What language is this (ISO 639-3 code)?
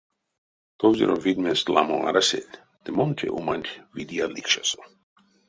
myv